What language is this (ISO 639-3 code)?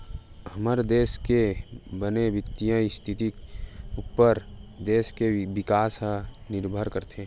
hne